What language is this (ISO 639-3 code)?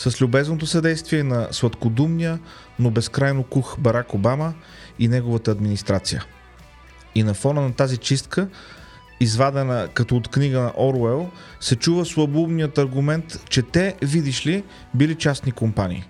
bul